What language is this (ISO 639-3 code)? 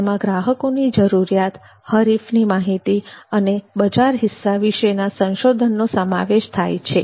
guj